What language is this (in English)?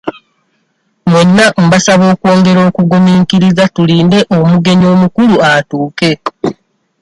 Ganda